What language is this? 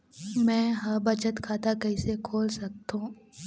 Chhattisgarhi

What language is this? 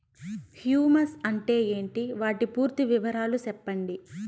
Telugu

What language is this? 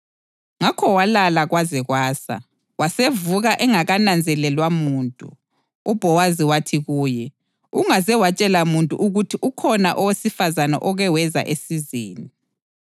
North Ndebele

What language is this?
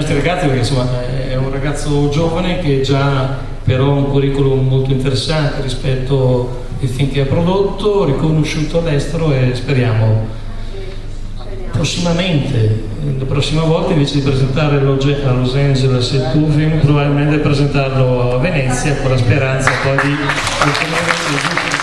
Italian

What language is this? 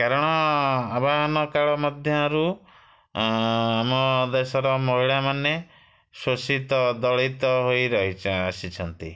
Odia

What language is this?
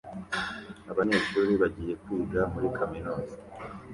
Kinyarwanda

